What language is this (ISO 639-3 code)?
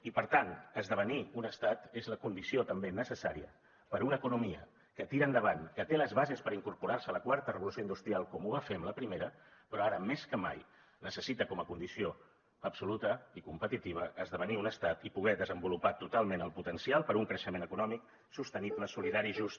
cat